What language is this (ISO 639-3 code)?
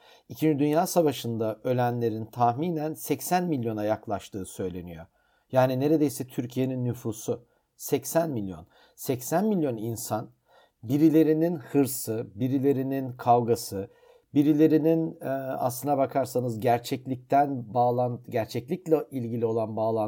tur